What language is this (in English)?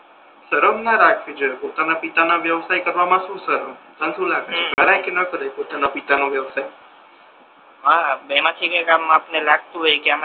Gujarati